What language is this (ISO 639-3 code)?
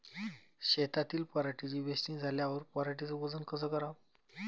mar